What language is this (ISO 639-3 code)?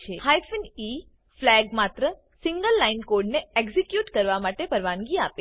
guj